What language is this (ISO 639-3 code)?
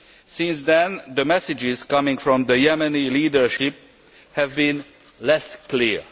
eng